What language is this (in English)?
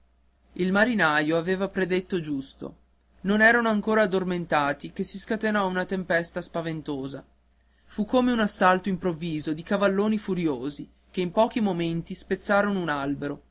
Italian